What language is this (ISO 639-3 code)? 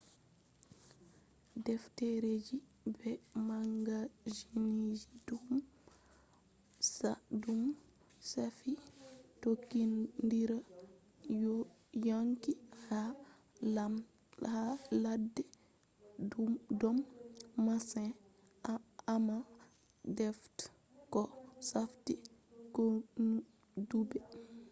ful